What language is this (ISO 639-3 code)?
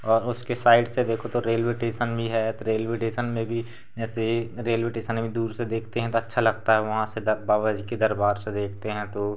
hin